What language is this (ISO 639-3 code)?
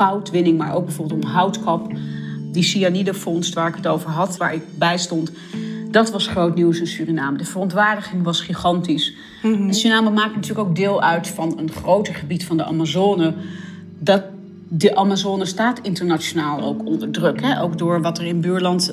nld